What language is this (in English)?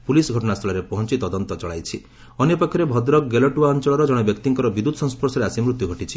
Odia